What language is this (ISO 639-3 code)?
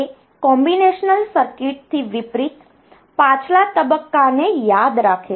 guj